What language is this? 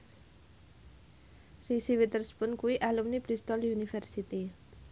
Javanese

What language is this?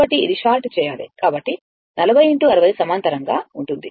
Telugu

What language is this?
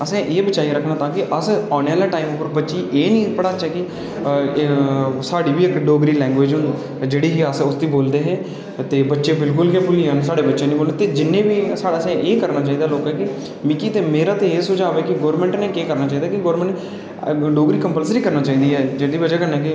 Dogri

